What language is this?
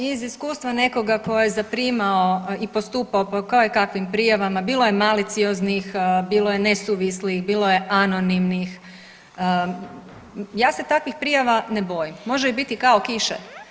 Croatian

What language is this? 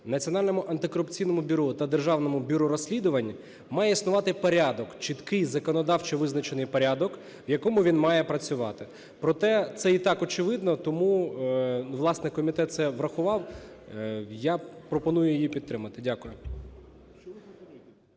Ukrainian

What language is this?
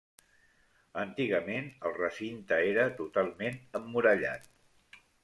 Catalan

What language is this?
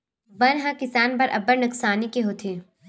Chhattisgarhi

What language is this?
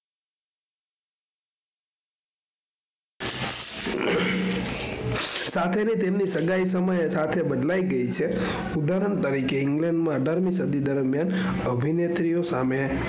Gujarati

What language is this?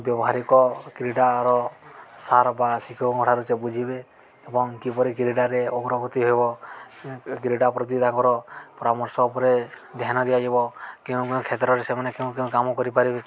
Odia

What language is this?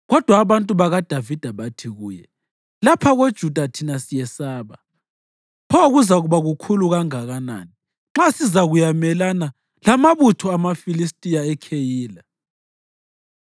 North Ndebele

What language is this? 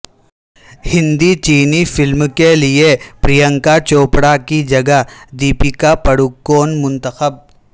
Urdu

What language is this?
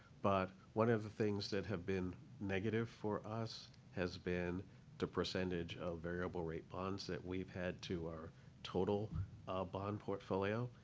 English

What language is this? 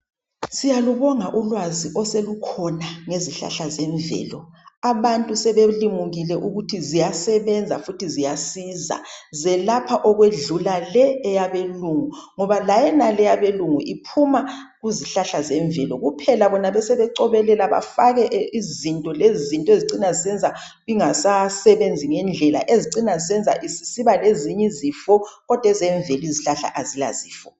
North Ndebele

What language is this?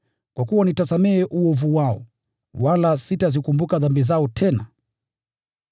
Swahili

